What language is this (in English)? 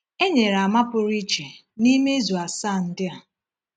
Igbo